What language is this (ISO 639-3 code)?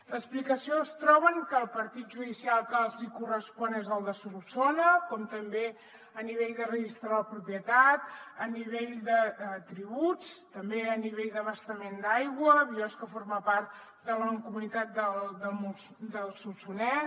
cat